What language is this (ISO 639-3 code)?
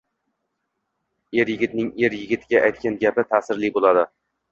uzb